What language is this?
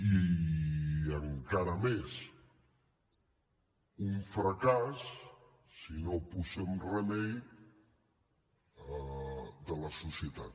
Catalan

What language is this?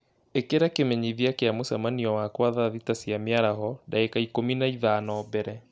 Kikuyu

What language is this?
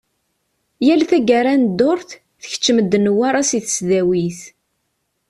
Kabyle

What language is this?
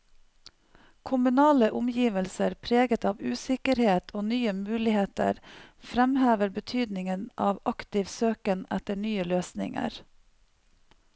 Norwegian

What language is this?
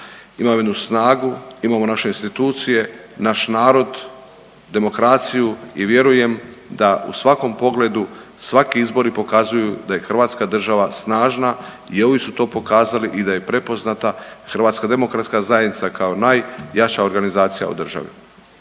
Croatian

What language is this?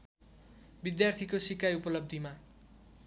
Nepali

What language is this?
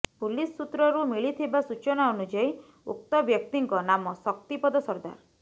Odia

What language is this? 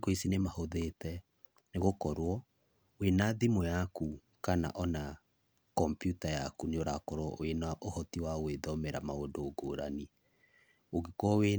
Kikuyu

